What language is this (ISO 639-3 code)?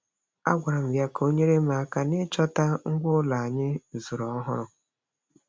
ibo